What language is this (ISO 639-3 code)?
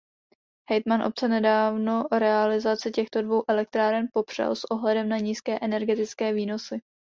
ces